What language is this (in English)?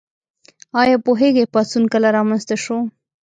Pashto